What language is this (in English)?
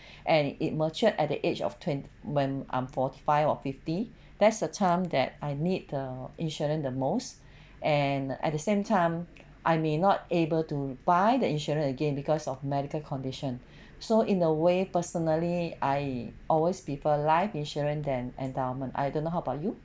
English